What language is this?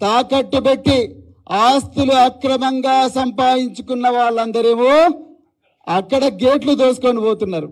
Telugu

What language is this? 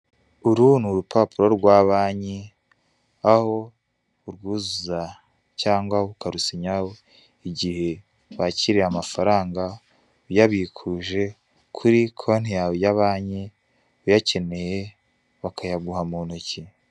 Kinyarwanda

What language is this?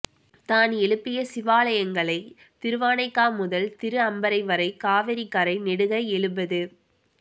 Tamil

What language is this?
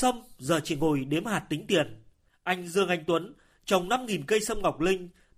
Vietnamese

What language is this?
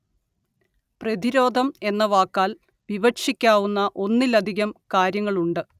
Malayalam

